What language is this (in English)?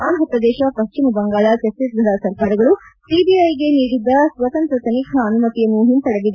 Kannada